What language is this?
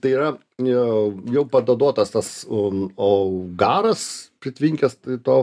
Lithuanian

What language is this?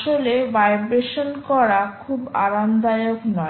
Bangla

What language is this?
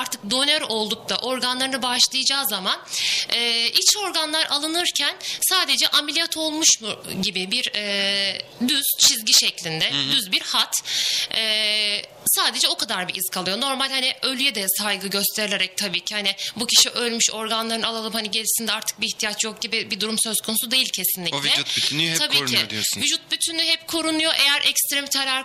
Turkish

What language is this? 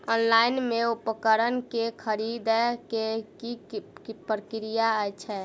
Maithili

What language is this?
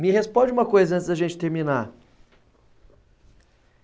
Portuguese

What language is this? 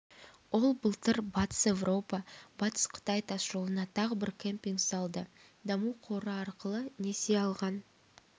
Kazakh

